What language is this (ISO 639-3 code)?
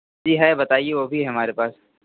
hin